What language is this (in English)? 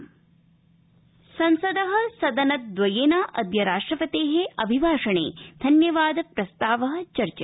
Sanskrit